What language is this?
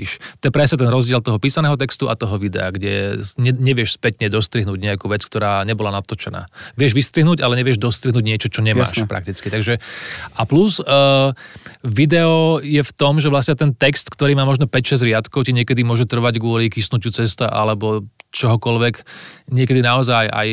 Slovak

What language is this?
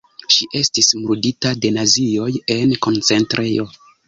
Esperanto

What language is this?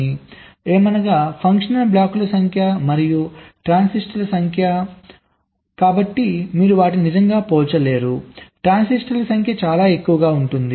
Telugu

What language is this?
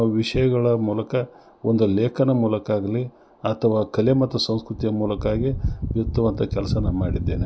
Kannada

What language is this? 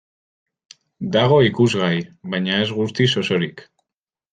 Basque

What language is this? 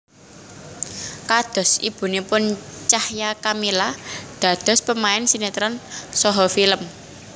Javanese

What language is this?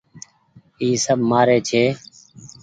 Goaria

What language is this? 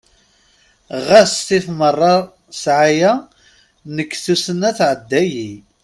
Kabyle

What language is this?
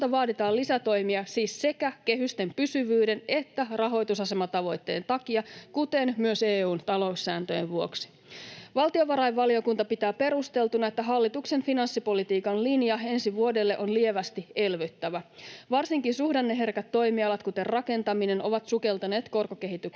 Finnish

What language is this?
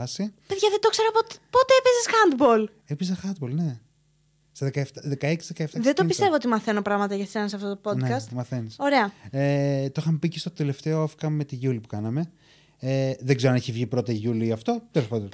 Greek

